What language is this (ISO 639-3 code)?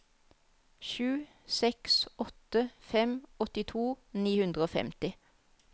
nor